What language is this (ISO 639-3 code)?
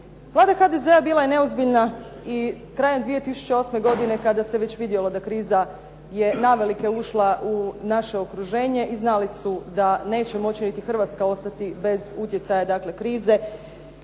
hrv